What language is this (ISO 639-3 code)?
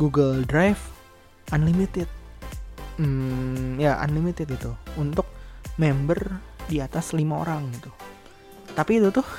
ind